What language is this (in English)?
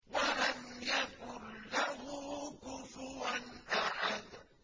Arabic